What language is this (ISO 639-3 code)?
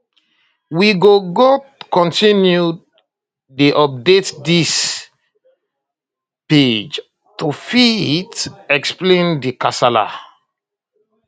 pcm